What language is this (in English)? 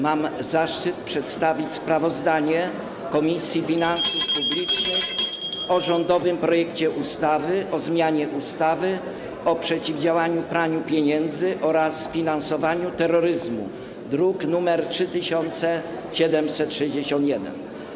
Polish